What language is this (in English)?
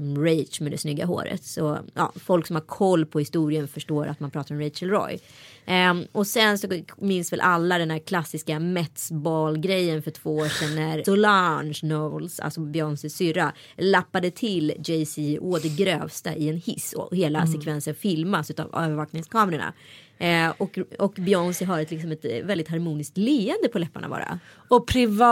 Swedish